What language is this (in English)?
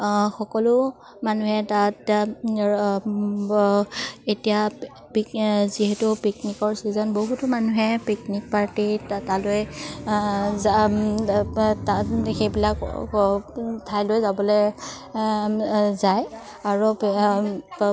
Assamese